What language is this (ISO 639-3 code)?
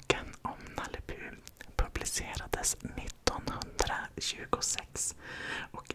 swe